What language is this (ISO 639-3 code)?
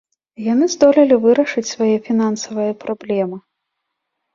bel